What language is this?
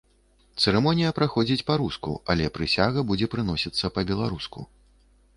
Belarusian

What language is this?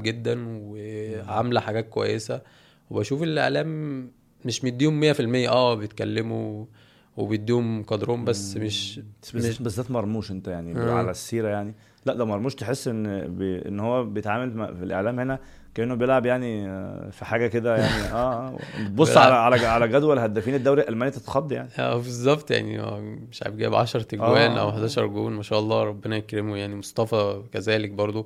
Arabic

